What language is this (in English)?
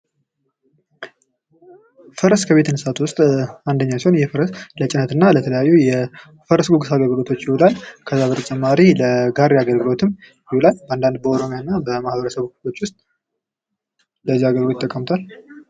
Amharic